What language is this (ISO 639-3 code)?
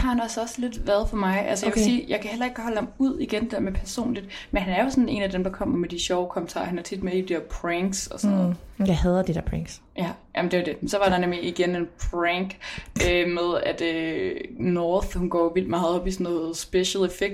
dan